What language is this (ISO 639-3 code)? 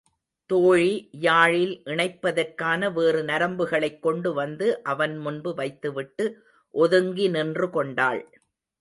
tam